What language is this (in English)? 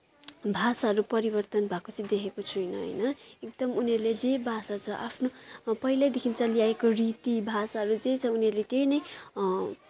Nepali